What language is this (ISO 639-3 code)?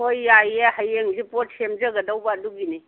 mni